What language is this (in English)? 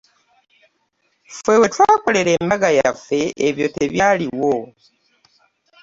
Ganda